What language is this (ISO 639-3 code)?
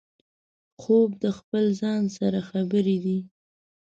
pus